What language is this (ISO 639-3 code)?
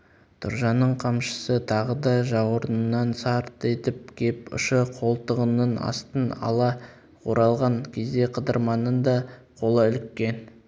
kaz